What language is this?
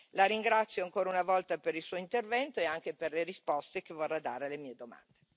Italian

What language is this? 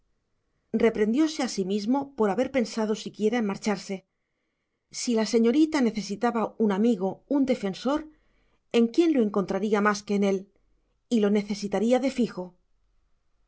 Spanish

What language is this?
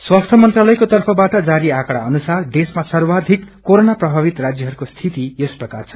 Nepali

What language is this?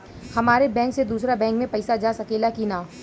Bhojpuri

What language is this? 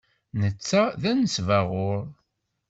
Kabyle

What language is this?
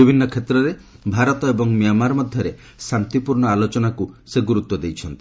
Odia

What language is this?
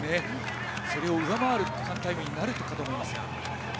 Japanese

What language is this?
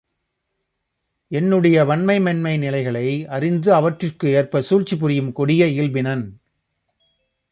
Tamil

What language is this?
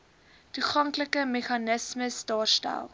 Afrikaans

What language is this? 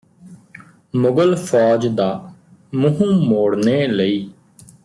Punjabi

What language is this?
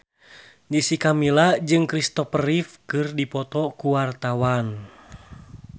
Sundanese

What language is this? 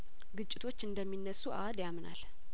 Amharic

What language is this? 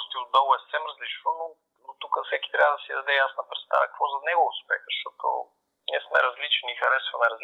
Bulgarian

